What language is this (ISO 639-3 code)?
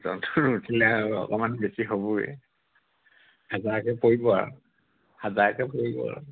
asm